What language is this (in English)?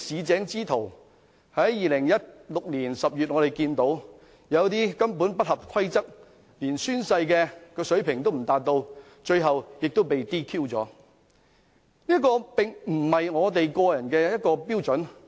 Cantonese